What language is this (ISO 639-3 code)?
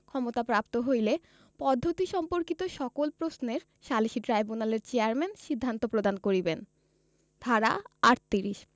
ben